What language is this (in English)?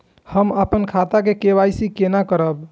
Maithili